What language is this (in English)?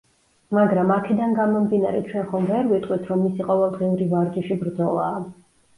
Georgian